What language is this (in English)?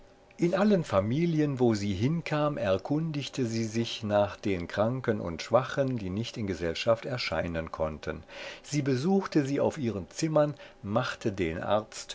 German